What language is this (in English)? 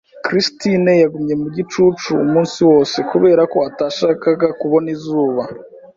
Kinyarwanda